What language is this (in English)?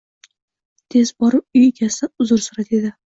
Uzbek